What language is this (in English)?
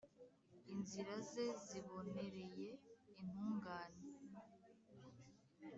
Kinyarwanda